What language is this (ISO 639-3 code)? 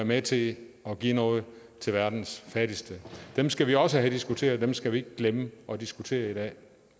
dan